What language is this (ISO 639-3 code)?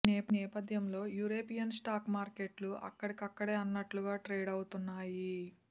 tel